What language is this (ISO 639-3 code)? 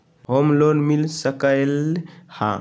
mag